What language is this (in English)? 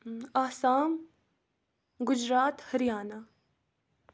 Kashmiri